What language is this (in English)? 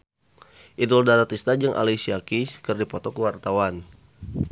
Sundanese